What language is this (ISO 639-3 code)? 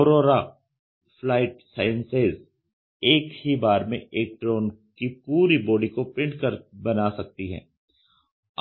hin